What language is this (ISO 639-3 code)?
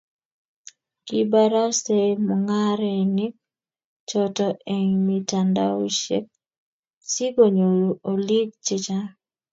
kln